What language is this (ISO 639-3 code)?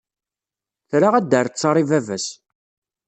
kab